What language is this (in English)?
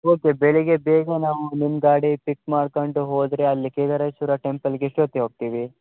Kannada